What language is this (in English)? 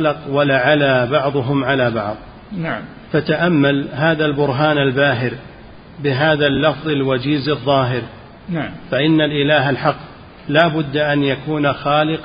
Arabic